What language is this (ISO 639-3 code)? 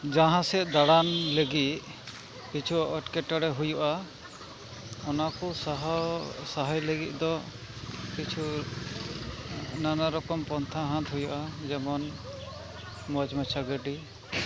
sat